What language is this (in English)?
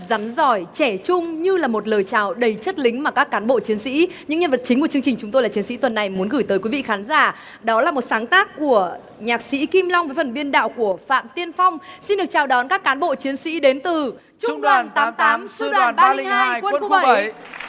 Vietnamese